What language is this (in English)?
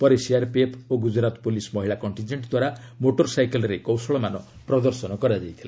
Odia